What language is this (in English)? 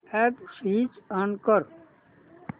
Marathi